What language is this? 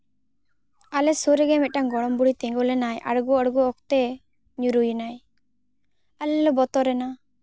Santali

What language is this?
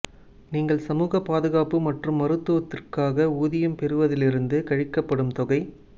Tamil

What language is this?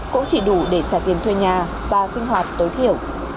Vietnamese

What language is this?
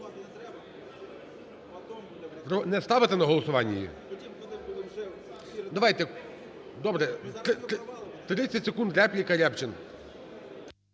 Ukrainian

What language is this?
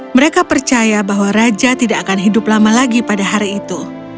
Indonesian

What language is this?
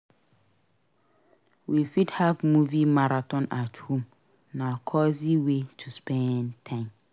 Nigerian Pidgin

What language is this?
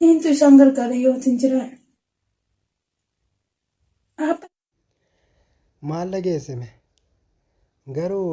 Oromo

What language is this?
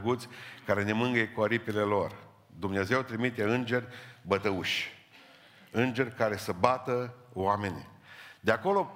Romanian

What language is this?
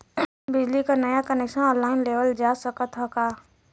Bhojpuri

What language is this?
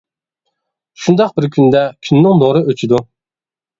Uyghur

